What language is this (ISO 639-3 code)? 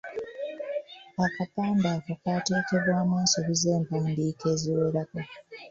lug